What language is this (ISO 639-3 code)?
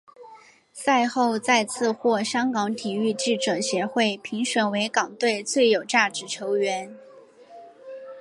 zho